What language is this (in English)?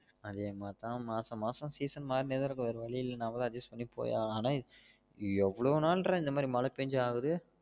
Tamil